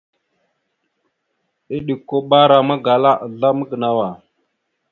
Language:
Mada (Cameroon)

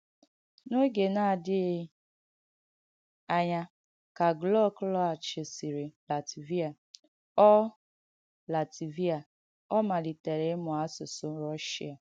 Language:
Igbo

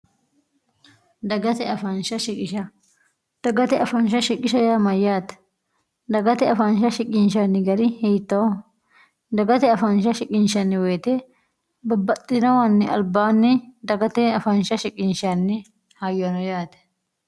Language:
Sidamo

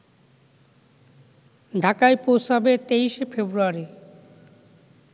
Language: Bangla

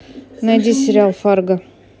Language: Russian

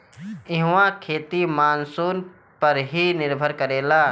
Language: Bhojpuri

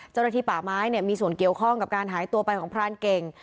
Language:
Thai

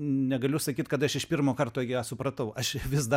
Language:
Lithuanian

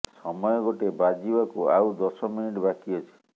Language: Odia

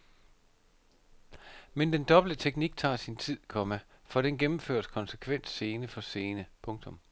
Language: Danish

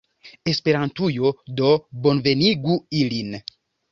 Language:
Esperanto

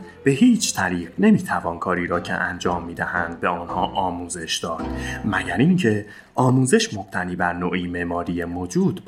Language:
Persian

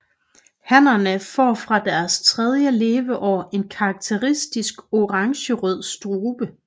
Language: Danish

